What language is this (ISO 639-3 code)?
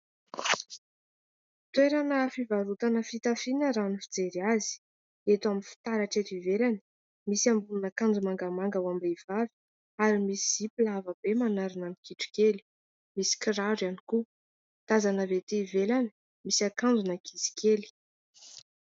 mlg